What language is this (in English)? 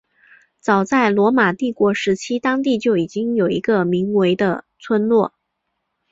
Chinese